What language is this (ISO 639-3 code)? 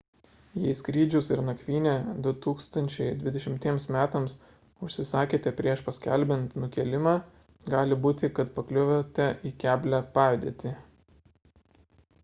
lit